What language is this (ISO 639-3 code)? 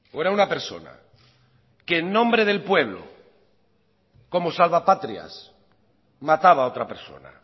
spa